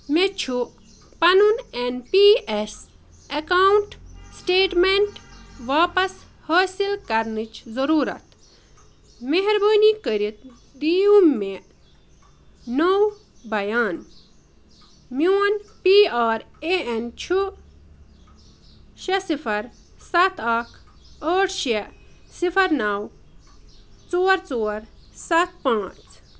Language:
Kashmiri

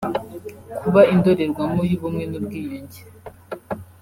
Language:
Kinyarwanda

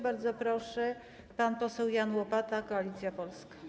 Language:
Polish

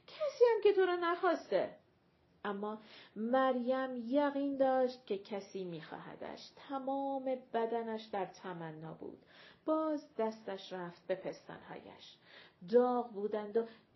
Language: Persian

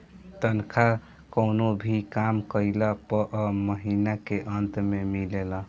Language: Bhojpuri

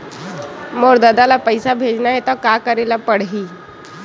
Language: Chhattisgarhi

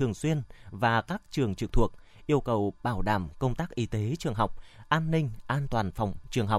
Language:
Vietnamese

